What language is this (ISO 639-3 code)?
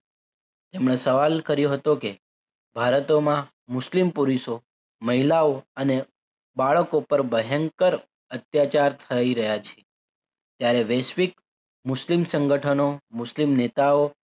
guj